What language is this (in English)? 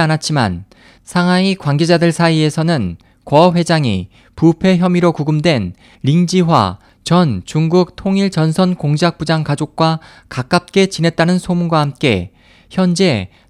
Korean